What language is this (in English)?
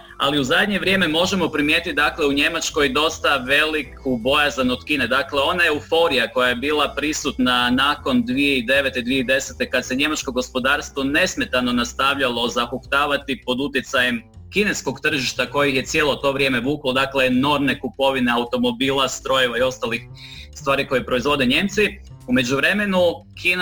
Croatian